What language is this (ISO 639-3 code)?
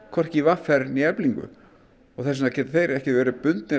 isl